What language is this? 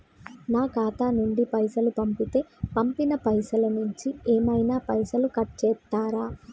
Telugu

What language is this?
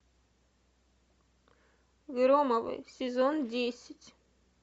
Russian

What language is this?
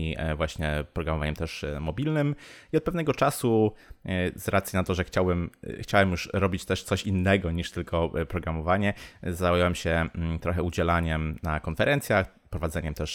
Polish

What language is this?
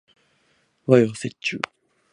Japanese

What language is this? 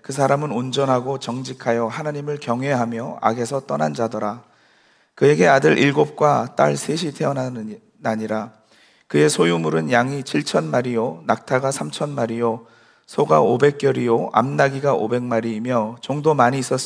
Korean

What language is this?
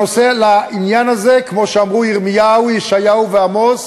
Hebrew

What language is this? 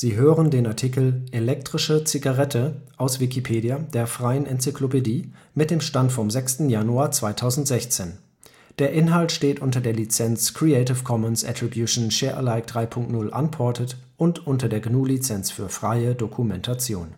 German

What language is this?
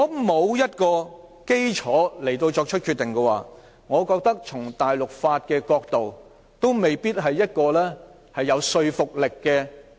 Cantonese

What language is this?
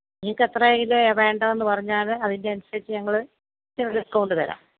Malayalam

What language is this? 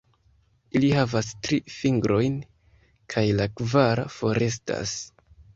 Esperanto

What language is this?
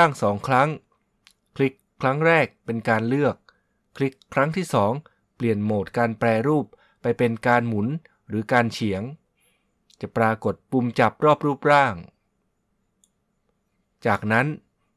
Thai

